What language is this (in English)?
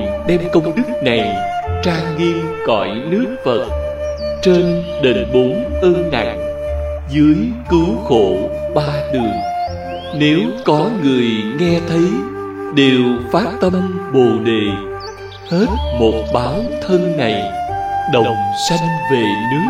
Vietnamese